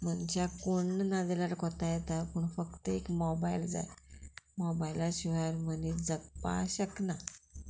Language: Konkani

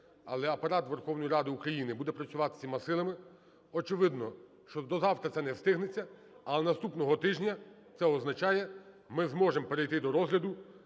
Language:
Ukrainian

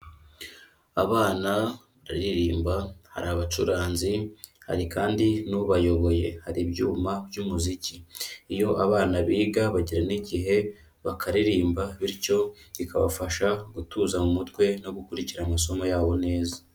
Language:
Kinyarwanda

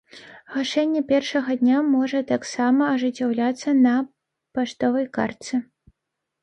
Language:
Belarusian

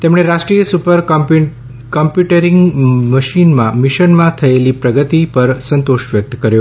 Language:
Gujarati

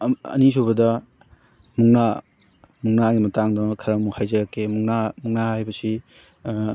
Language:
Manipuri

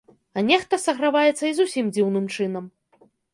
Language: Belarusian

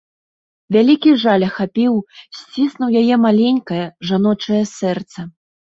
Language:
Belarusian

